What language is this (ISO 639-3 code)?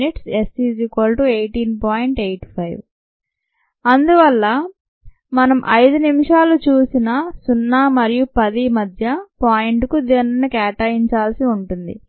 tel